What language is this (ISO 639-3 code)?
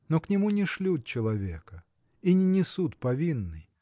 rus